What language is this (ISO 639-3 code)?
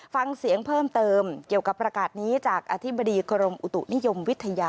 tha